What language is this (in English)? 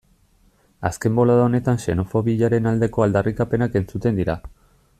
Basque